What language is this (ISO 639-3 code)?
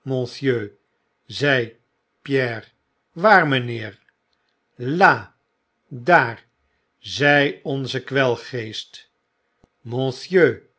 nld